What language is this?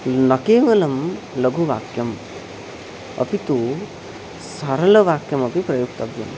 Sanskrit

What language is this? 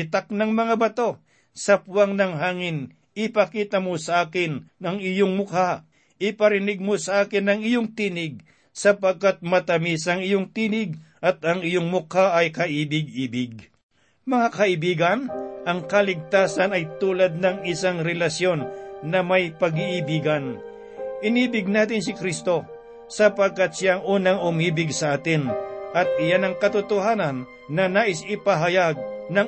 Filipino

